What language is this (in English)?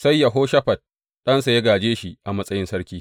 Hausa